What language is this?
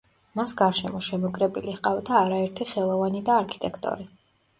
Georgian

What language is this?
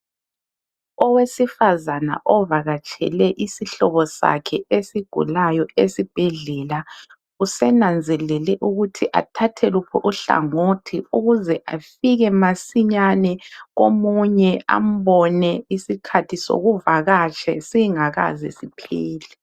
North Ndebele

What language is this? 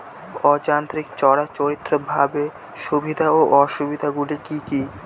Bangla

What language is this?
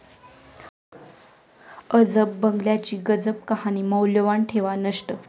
Marathi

